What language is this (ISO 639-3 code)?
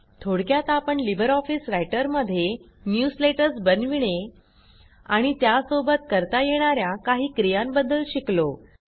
mar